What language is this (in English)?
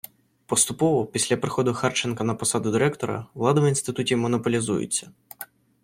Ukrainian